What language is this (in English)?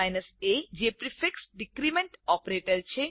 Gujarati